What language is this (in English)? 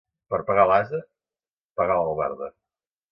Catalan